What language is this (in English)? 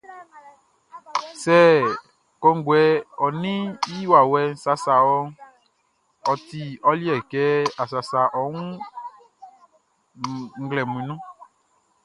Baoulé